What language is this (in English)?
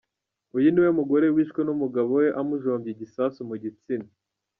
Kinyarwanda